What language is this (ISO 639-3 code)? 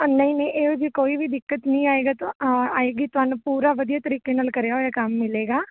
pan